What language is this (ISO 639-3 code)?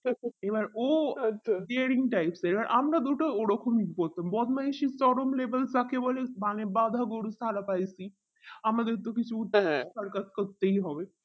ben